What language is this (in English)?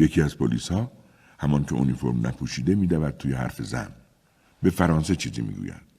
Persian